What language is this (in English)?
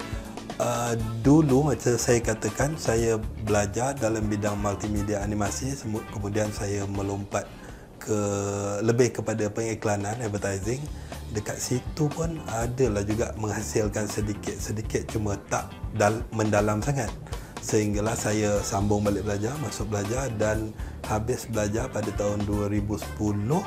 Malay